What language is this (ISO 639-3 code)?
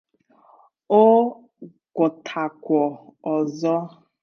ibo